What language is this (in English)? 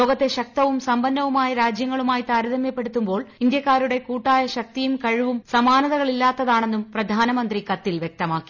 Malayalam